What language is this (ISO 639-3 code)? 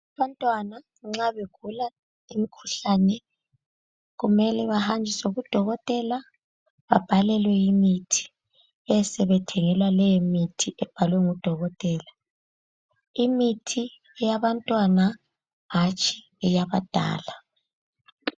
nde